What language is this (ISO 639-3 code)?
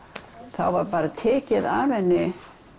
isl